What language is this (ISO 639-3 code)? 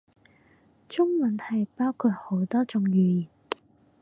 yue